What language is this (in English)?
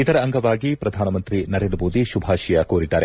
Kannada